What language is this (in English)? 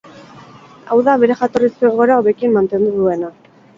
Basque